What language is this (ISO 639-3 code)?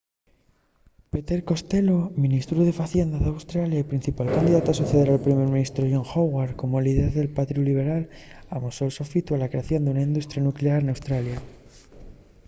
ast